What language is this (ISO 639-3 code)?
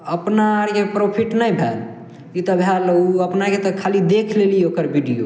mai